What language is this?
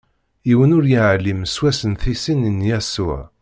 Kabyle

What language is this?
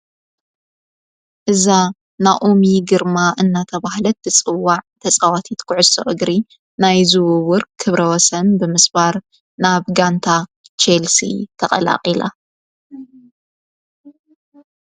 Tigrinya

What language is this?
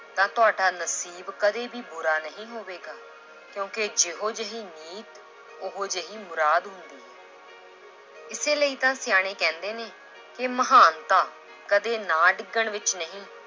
Punjabi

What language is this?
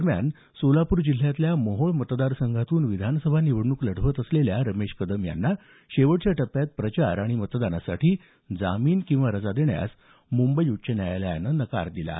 Marathi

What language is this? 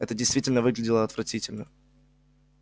Russian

